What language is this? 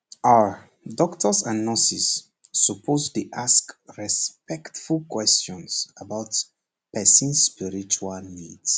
Nigerian Pidgin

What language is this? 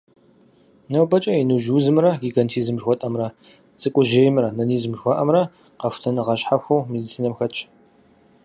Kabardian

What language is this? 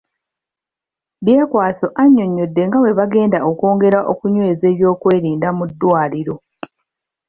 Ganda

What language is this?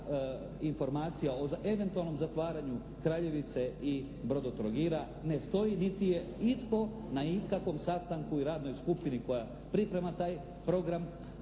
Croatian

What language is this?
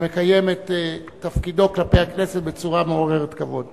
Hebrew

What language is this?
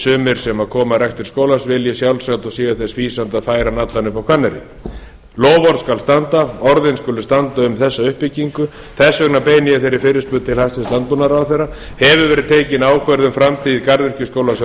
Icelandic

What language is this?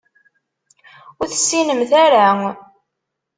Kabyle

